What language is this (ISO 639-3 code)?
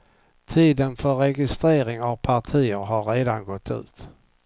swe